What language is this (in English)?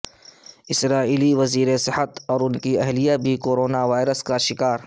Urdu